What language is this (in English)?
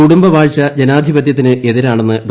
Malayalam